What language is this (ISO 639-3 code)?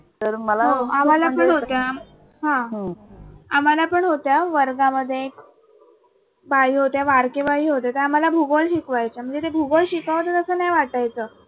mar